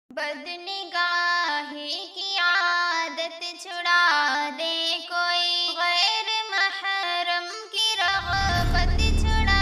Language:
Hindi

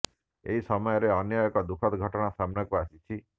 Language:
Odia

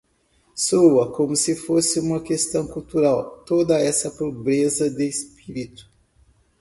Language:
Portuguese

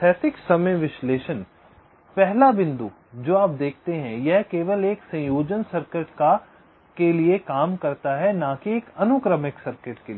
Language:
Hindi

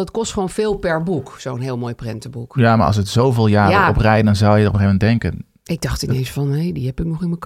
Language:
Dutch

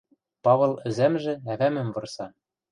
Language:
Western Mari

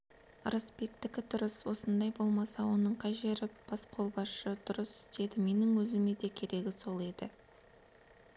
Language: Kazakh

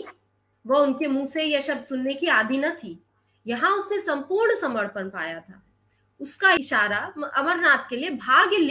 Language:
Hindi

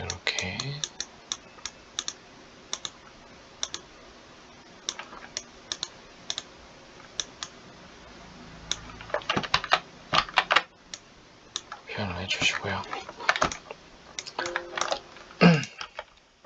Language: Korean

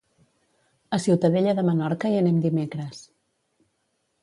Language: Catalan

